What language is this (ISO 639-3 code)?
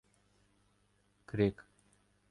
ukr